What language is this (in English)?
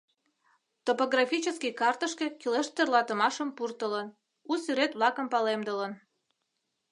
Mari